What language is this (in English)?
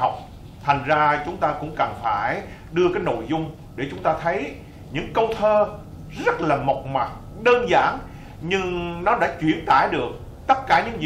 Vietnamese